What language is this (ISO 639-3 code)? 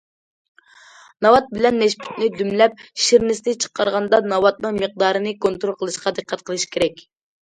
uig